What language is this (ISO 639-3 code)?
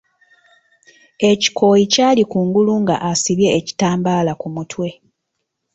lug